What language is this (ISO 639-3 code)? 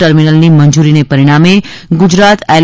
guj